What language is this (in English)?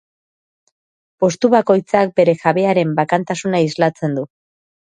Basque